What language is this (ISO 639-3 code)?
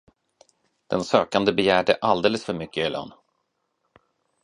swe